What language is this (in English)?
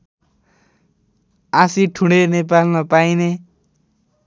Nepali